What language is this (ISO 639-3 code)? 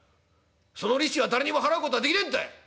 jpn